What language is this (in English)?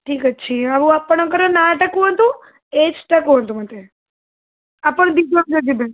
Odia